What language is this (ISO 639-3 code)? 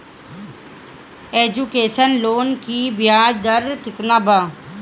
bho